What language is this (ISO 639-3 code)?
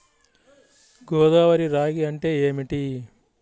tel